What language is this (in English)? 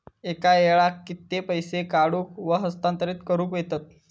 Marathi